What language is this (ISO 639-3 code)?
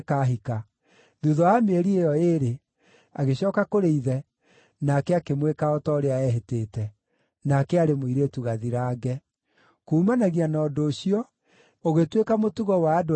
kik